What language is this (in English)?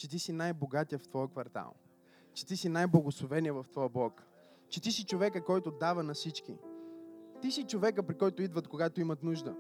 Bulgarian